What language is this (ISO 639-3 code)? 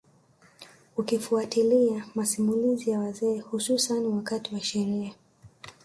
swa